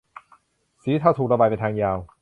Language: Thai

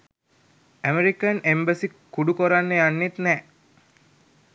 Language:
Sinhala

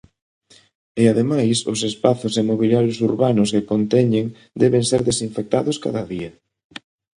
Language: Galician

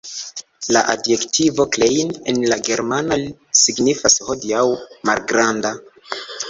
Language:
Esperanto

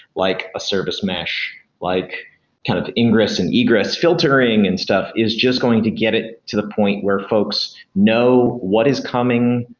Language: English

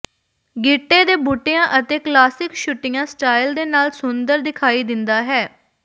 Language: Punjabi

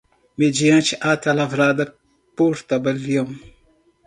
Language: Portuguese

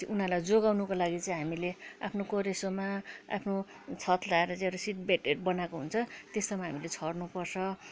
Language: Nepali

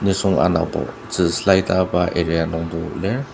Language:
Ao Naga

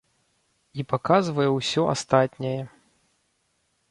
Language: Belarusian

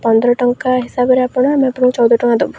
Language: Odia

